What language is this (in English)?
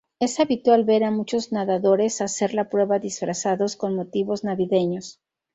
Spanish